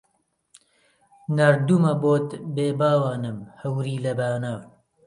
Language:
Central Kurdish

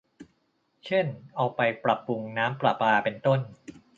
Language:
Thai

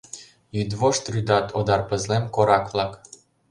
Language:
Mari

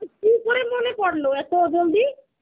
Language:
Bangla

